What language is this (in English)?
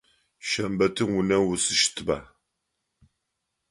Adyghe